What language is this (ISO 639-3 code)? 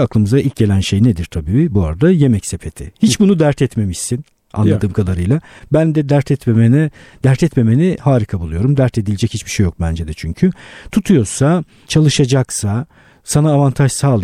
tur